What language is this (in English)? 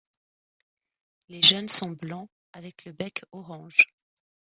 French